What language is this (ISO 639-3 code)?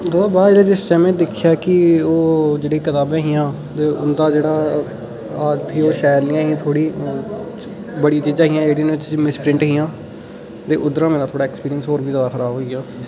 doi